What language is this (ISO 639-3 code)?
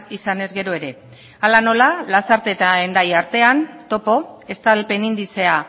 eus